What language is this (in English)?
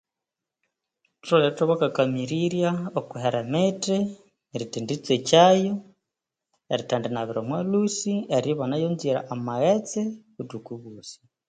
Konzo